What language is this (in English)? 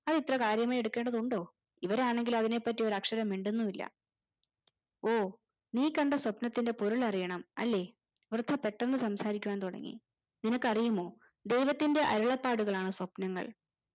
Malayalam